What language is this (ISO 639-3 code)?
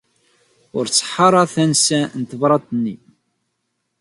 kab